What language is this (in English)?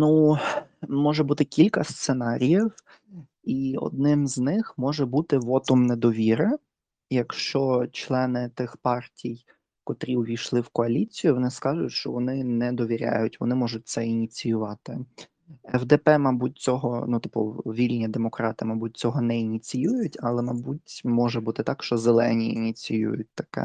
Ukrainian